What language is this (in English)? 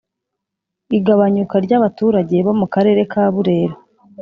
Kinyarwanda